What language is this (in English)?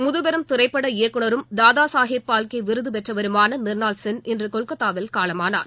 Tamil